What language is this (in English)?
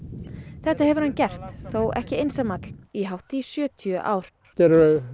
Icelandic